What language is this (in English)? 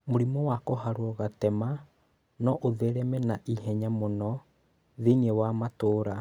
Kikuyu